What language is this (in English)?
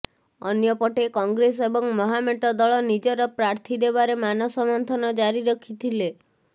Odia